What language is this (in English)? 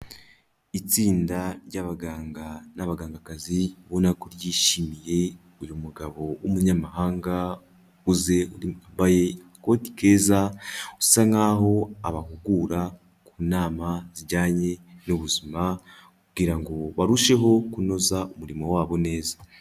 Kinyarwanda